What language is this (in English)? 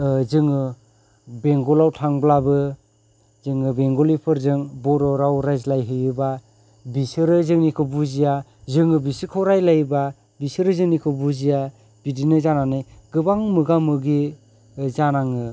Bodo